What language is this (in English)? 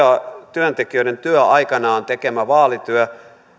Finnish